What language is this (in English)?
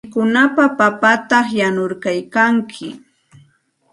Santa Ana de Tusi Pasco Quechua